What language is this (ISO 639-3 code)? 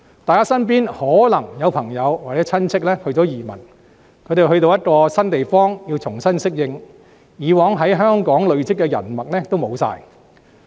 yue